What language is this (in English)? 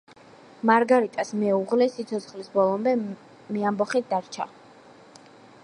Georgian